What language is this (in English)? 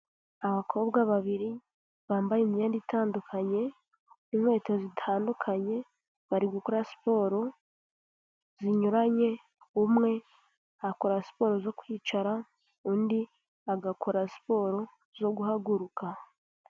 Kinyarwanda